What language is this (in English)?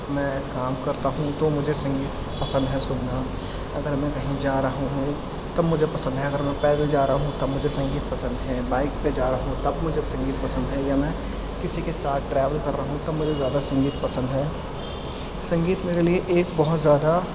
Urdu